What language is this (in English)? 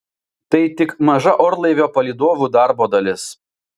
Lithuanian